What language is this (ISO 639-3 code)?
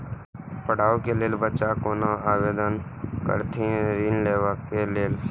mai